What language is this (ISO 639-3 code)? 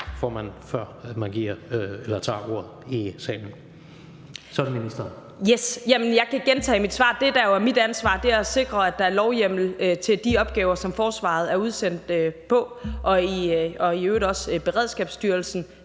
dan